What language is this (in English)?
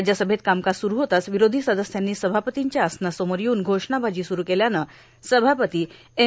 Marathi